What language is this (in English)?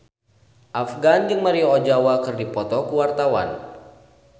Sundanese